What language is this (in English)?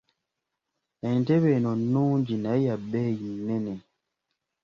Ganda